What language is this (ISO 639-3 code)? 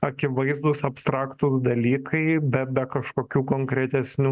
lit